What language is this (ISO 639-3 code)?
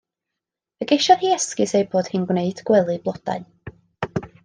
cym